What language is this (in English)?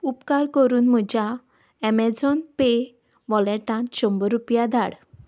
Konkani